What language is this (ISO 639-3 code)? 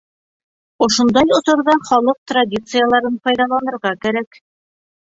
bak